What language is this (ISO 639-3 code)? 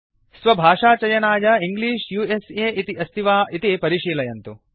san